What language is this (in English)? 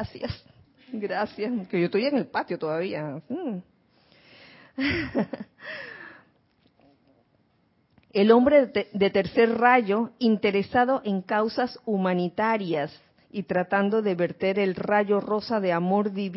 Spanish